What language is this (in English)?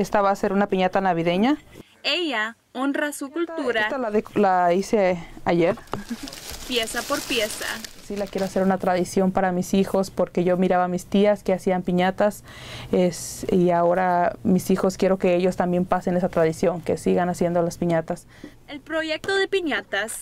Spanish